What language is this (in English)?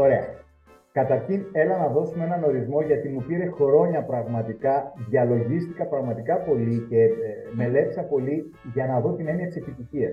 Greek